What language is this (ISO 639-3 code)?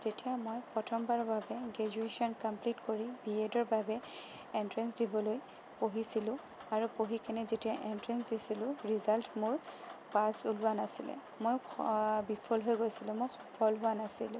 asm